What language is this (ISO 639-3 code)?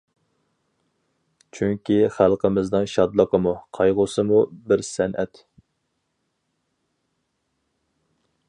uig